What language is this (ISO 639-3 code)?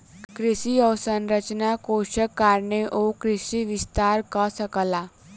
mai